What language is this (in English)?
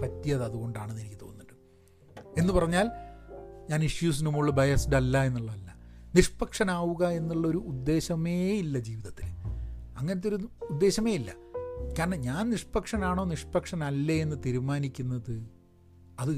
Malayalam